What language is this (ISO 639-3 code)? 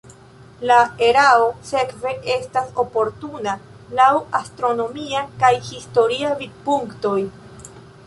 epo